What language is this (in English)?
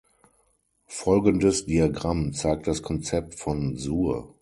German